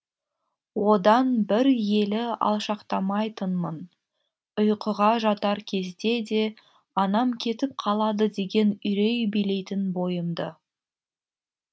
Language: Kazakh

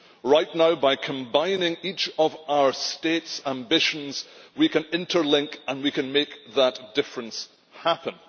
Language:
English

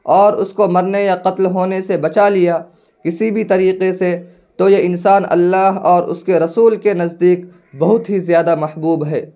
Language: Urdu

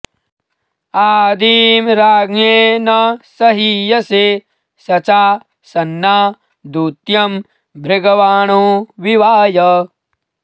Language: Sanskrit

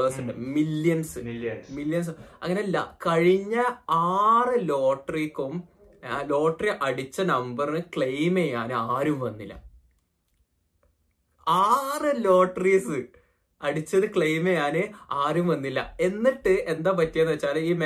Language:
Malayalam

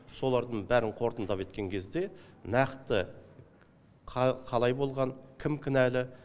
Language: Kazakh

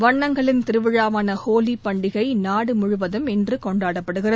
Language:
Tamil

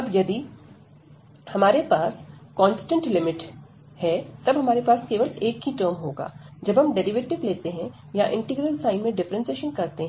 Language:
Hindi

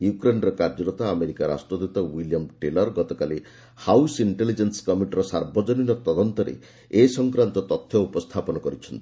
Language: Odia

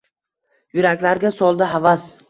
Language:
Uzbek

